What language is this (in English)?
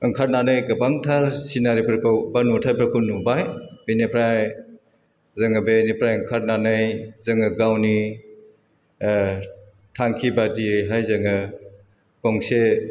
Bodo